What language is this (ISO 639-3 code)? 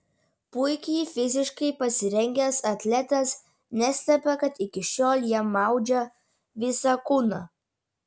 lit